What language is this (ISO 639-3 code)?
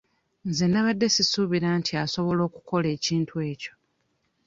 lug